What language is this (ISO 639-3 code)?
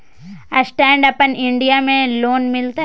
mai